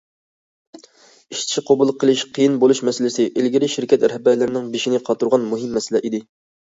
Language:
Uyghur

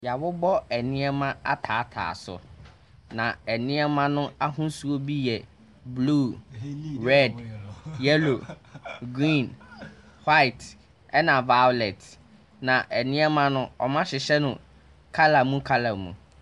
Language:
Akan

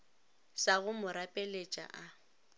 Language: Northern Sotho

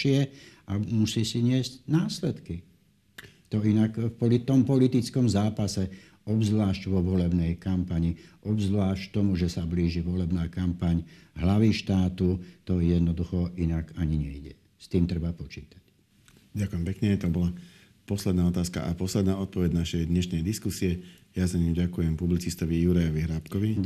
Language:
Slovak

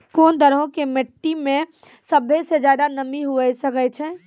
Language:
Maithili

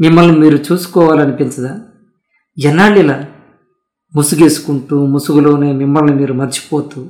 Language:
Telugu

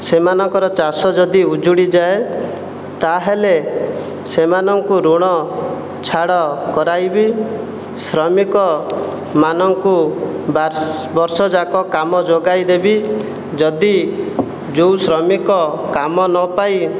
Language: Odia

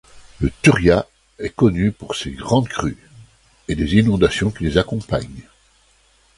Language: French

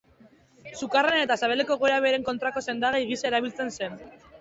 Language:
Basque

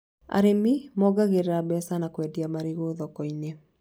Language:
Kikuyu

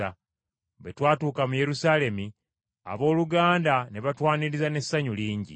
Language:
Ganda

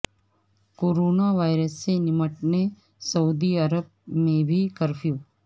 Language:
Urdu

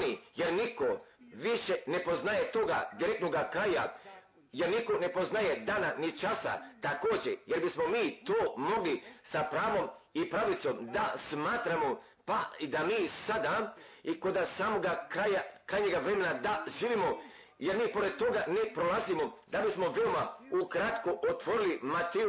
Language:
Croatian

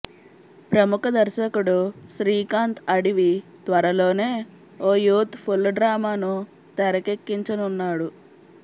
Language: Telugu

